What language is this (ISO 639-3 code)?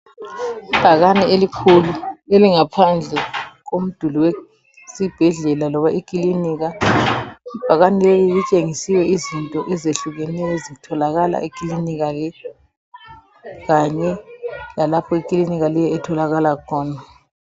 nde